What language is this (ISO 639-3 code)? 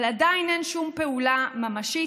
heb